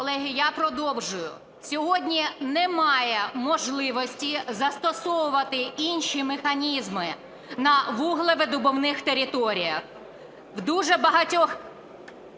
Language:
Ukrainian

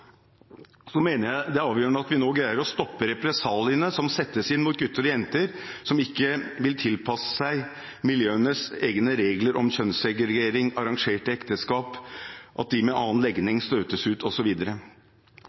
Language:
Norwegian Bokmål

